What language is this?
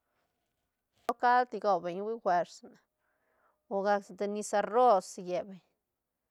Santa Catarina Albarradas Zapotec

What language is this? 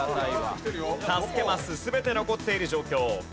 Japanese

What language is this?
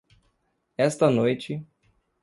Portuguese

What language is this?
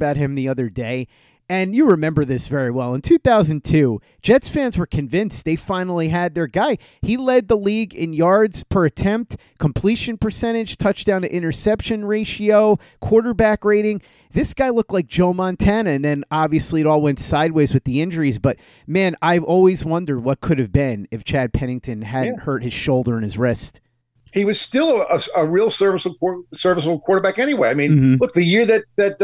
English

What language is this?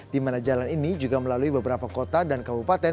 Indonesian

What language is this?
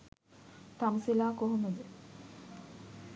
Sinhala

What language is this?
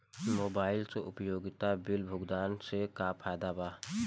Bhojpuri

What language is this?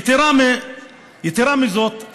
Hebrew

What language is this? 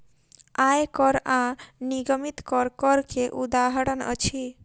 Maithili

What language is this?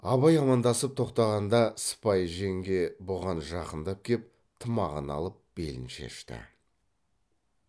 Kazakh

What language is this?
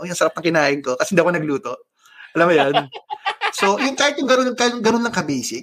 Filipino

